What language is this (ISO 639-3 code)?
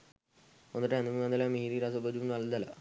sin